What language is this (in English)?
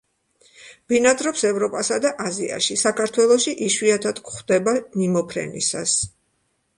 Georgian